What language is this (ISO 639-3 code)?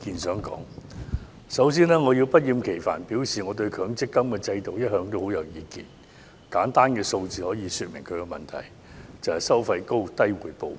yue